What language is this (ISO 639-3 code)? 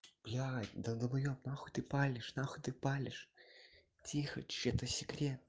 rus